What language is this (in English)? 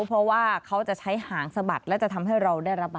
Thai